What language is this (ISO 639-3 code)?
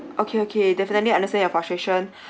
eng